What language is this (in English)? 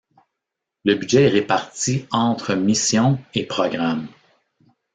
French